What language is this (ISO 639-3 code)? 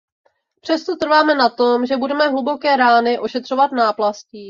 ces